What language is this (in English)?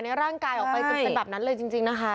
Thai